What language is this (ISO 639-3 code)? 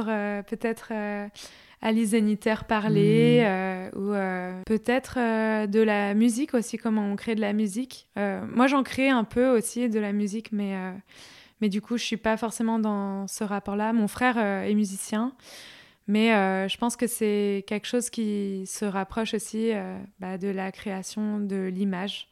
fra